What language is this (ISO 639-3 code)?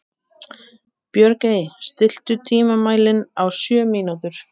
isl